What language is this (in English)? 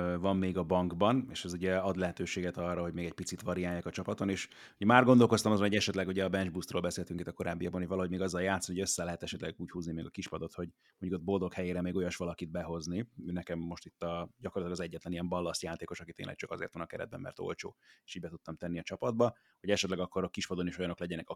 Hungarian